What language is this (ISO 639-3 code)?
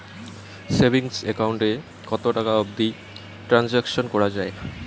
ben